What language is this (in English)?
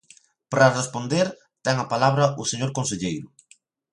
Galician